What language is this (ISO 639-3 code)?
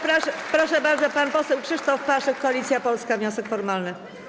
pol